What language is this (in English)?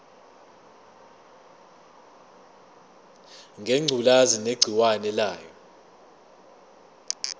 Zulu